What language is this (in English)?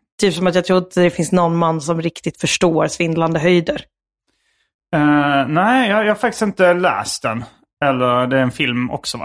Swedish